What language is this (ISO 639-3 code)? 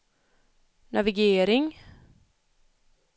swe